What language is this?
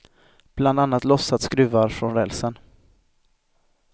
Swedish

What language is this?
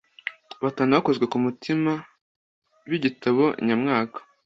Kinyarwanda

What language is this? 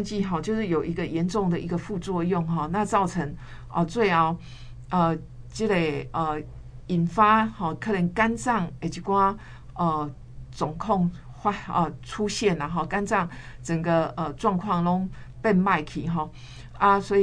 Chinese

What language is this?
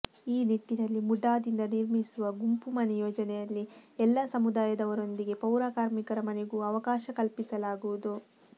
Kannada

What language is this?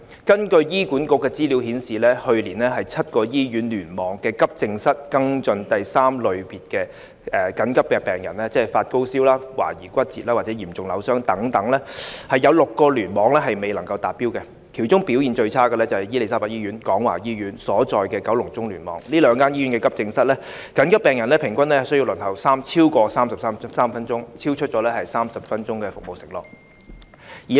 Cantonese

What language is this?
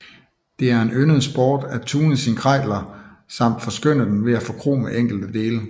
Danish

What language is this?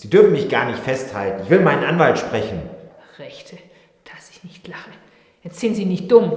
German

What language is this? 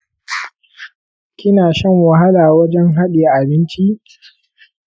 Hausa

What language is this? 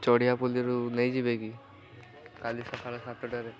Odia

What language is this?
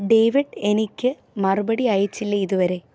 Malayalam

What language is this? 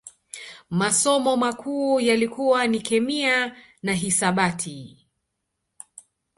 Swahili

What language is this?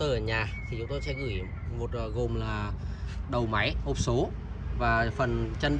Vietnamese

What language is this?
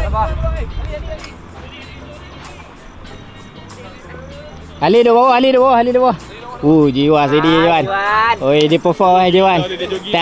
Malay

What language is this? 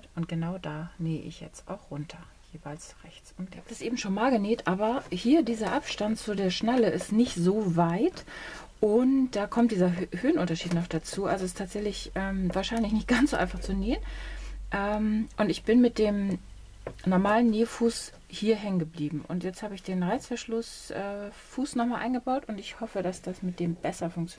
German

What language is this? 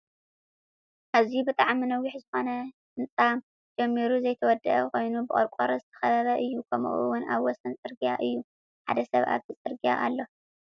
Tigrinya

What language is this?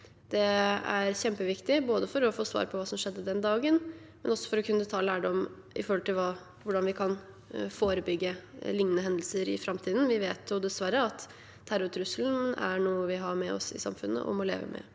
Norwegian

